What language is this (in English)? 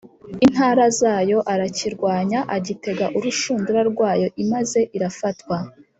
Kinyarwanda